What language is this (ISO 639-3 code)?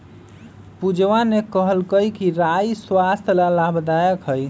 mag